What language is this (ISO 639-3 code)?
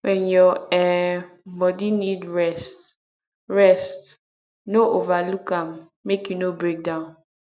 pcm